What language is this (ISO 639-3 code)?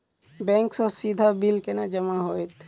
mai